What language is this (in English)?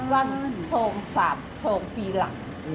Thai